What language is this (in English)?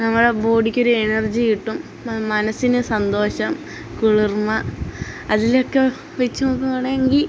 Malayalam